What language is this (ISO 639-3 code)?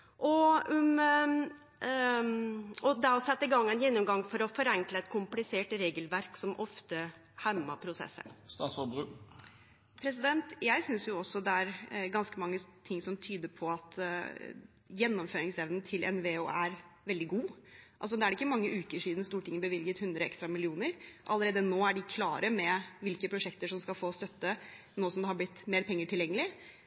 nor